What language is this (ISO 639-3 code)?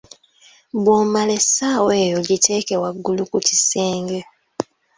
lug